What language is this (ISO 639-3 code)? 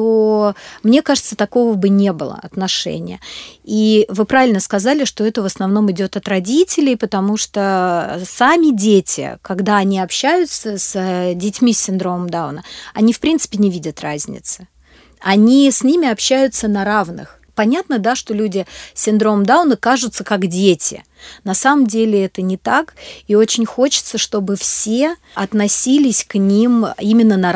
rus